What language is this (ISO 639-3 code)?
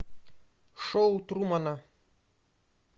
rus